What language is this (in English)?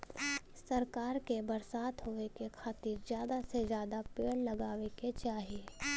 Bhojpuri